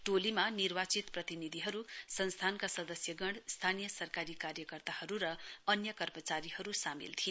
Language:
Nepali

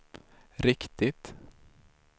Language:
Swedish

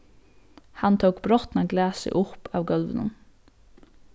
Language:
Faroese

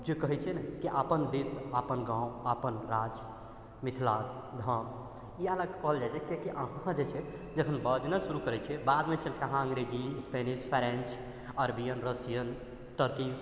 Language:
Maithili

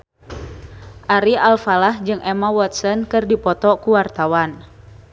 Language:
Sundanese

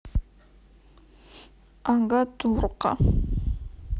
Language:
Russian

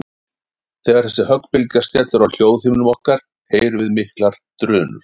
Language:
Icelandic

